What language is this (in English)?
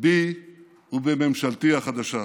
Hebrew